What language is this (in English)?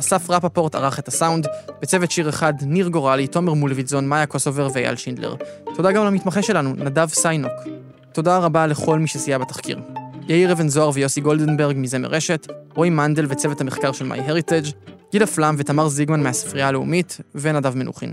Hebrew